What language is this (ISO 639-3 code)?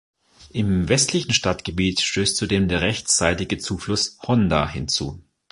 deu